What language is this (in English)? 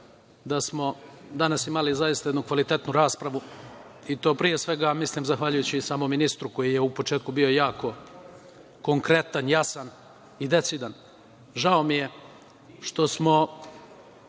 Serbian